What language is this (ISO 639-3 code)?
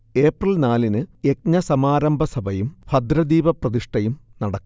mal